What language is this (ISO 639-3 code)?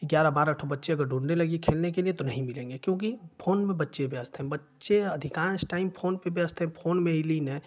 hin